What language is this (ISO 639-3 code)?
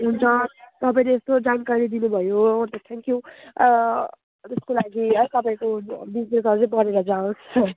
nep